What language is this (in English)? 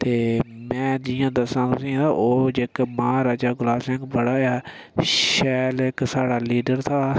Dogri